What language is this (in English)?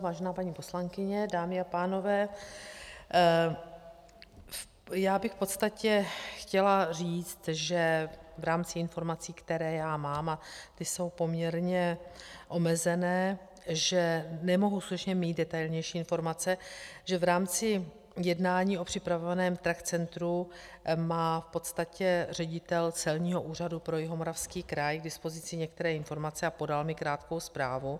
Czech